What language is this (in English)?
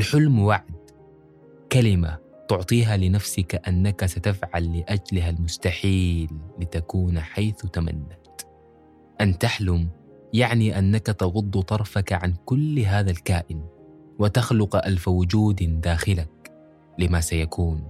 Arabic